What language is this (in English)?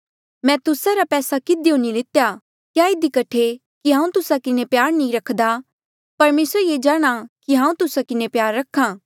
Mandeali